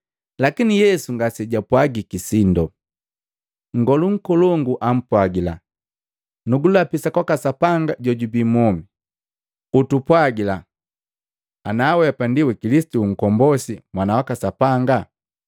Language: Matengo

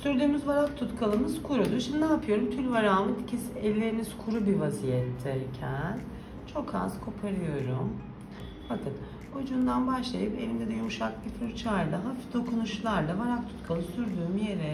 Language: Turkish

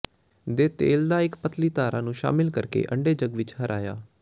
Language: Punjabi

